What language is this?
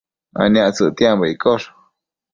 Matsés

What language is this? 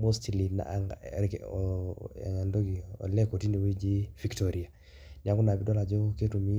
Masai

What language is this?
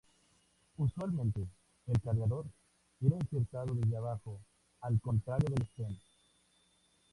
Spanish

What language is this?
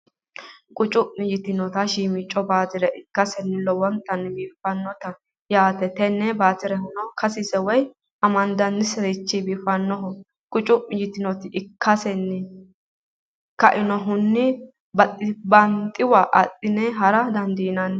Sidamo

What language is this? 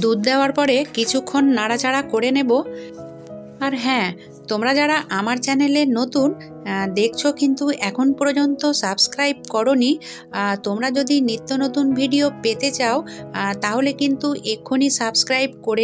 Hindi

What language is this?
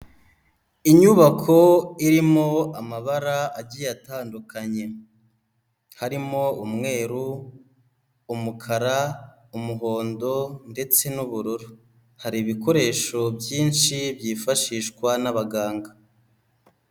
Kinyarwanda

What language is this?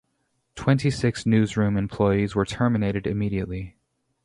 English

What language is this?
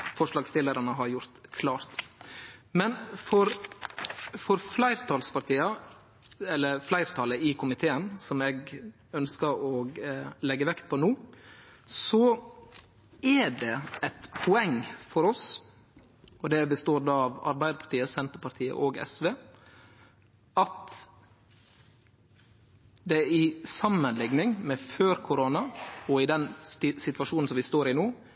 Norwegian Nynorsk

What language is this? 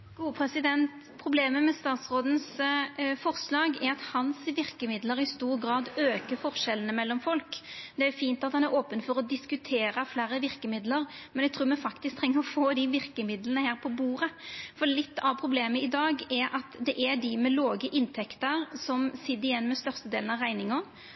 Norwegian Nynorsk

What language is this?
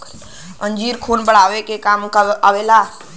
Bhojpuri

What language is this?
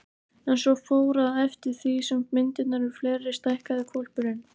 Icelandic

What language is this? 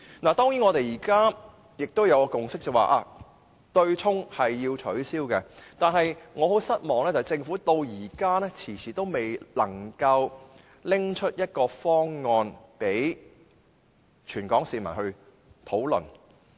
Cantonese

